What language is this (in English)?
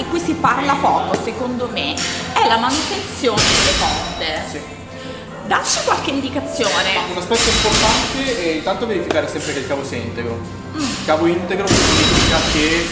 Italian